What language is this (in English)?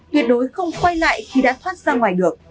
Vietnamese